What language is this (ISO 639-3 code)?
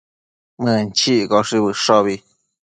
mcf